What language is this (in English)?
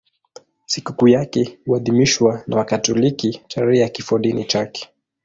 Swahili